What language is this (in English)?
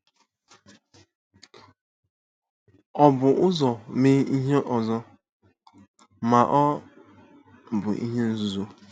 Igbo